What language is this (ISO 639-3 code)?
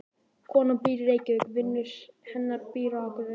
isl